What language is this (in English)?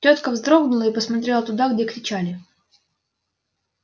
Russian